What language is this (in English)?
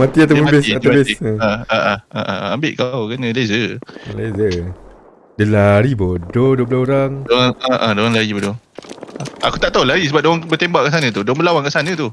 Malay